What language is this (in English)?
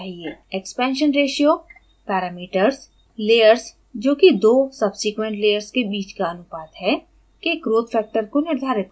Hindi